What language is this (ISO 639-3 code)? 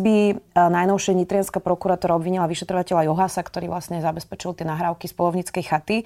slk